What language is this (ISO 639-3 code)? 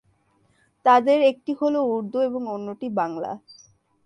ben